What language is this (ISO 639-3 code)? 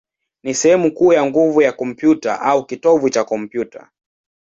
swa